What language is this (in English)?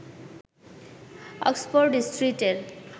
Bangla